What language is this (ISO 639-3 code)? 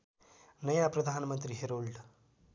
nep